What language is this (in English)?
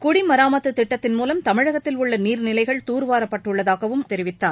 Tamil